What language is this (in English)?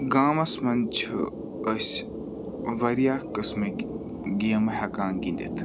Kashmiri